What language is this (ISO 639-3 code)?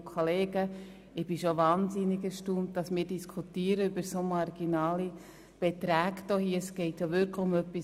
gsw